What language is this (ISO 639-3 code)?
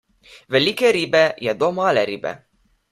slv